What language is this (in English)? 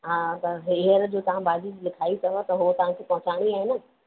Sindhi